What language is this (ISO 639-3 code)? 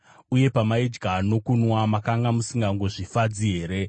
sna